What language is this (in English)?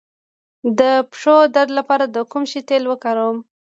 Pashto